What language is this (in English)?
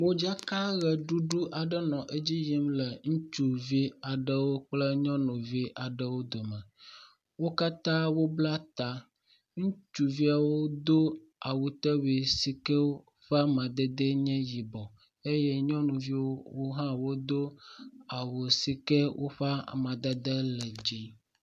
Ewe